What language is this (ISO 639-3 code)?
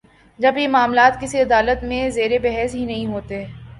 urd